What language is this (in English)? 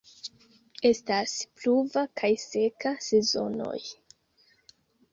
Esperanto